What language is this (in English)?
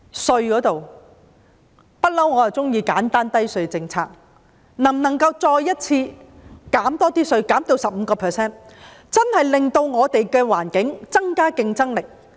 Cantonese